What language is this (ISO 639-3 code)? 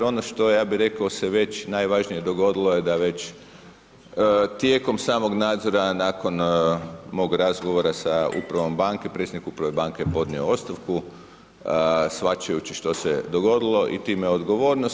hrv